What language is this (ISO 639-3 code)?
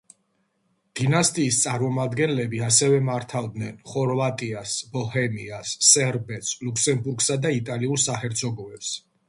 kat